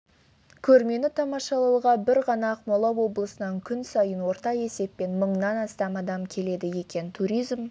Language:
Kazakh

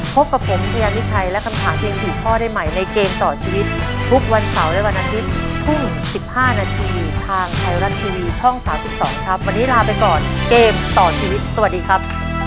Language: Thai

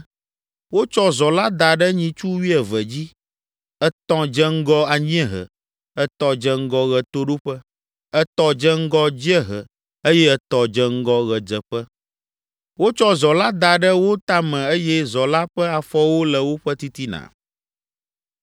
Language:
Ewe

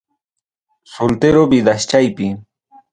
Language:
Ayacucho Quechua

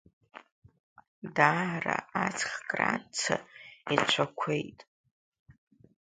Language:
Abkhazian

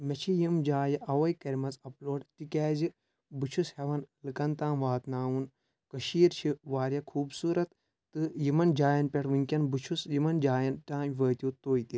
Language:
Kashmiri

